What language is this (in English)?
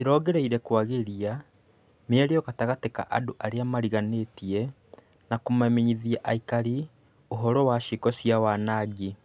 Kikuyu